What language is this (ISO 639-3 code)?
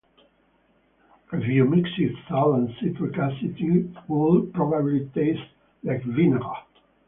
eng